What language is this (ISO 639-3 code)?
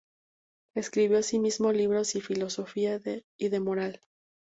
spa